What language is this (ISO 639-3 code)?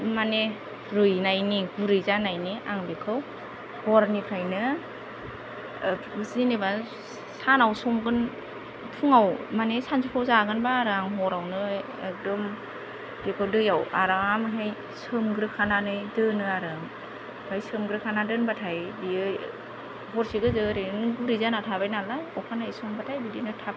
brx